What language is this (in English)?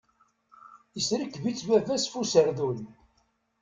Kabyle